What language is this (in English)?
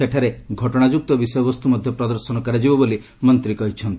Odia